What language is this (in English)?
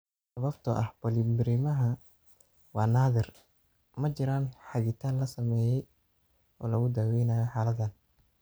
Somali